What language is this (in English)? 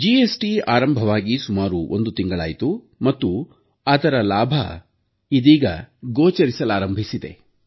Kannada